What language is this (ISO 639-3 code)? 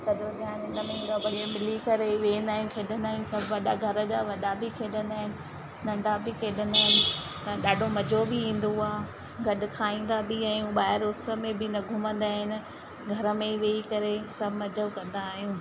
snd